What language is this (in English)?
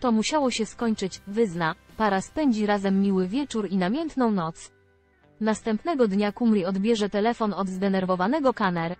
Polish